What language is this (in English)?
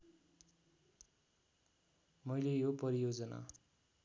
Nepali